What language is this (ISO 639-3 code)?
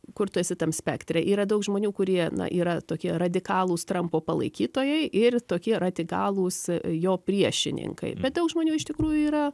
lit